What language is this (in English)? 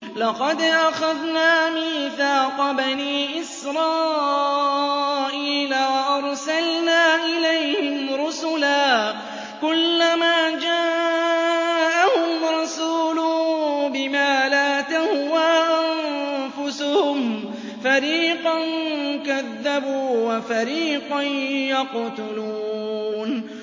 Arabic